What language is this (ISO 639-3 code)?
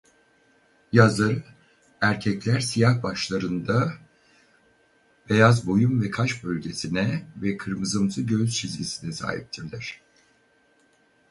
tur